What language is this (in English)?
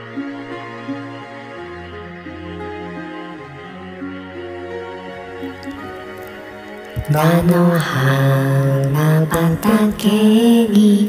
Japanese